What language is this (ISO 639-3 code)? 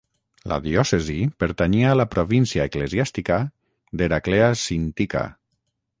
cat